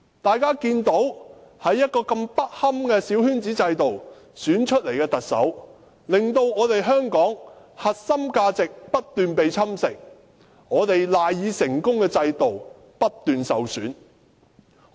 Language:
Cantonese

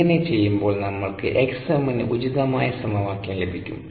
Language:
Malayalam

